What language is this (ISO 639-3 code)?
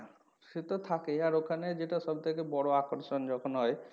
ben